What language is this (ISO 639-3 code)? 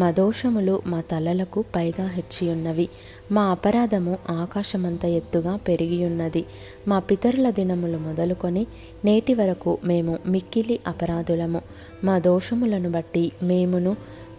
tel